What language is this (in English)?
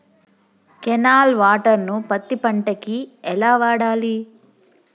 Telugu